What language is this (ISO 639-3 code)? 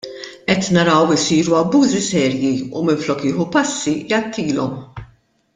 mlt